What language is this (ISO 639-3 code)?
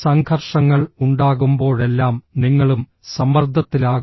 mal